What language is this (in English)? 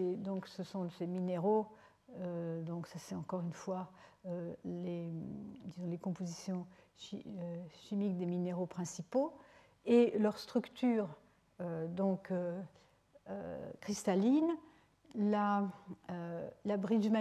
French